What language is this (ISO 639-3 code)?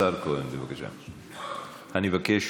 heb